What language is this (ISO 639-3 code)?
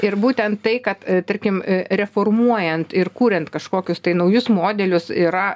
lit